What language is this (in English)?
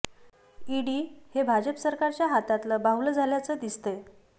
Marathi